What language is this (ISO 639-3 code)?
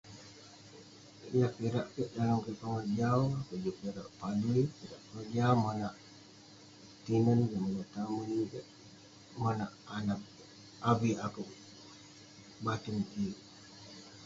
pne